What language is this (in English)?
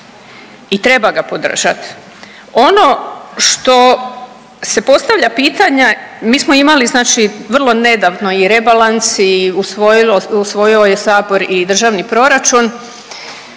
Croatian